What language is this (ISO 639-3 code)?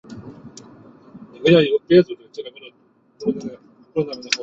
zho